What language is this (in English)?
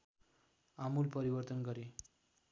Nepali